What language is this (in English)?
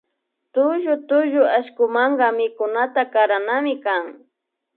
Imbabura Highland Quichua